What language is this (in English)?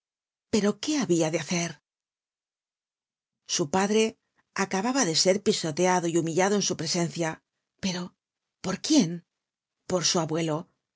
Spanish